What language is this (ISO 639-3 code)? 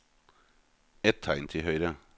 nor